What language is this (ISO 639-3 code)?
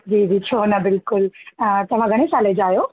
snd